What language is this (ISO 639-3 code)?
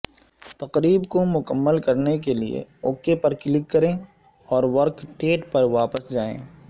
urd